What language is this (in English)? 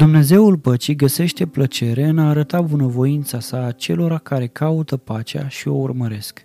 Romanian